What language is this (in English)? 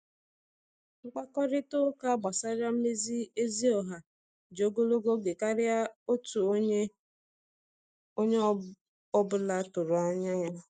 Igbo